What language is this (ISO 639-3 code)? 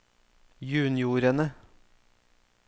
nor